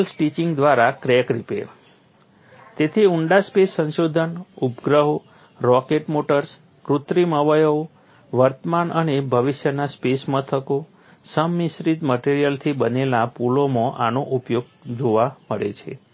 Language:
Gujarati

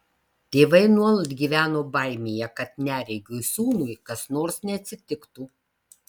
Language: Lithuanian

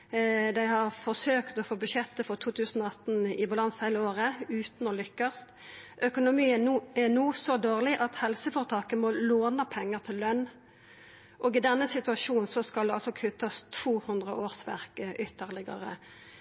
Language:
Norwegian Nynorsk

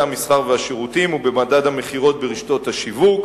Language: Hebrew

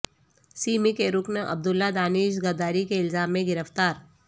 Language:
Urdu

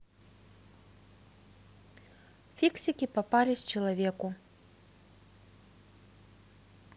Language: Russian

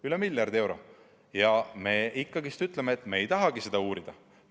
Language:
Estonian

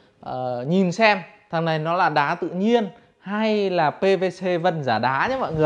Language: Vietnamese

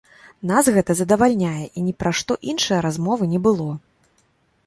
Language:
Belarusian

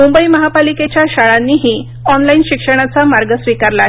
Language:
Marathi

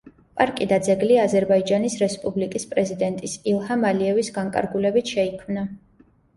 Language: Georgian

